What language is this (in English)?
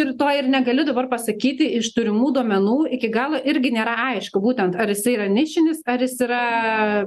Lithuanian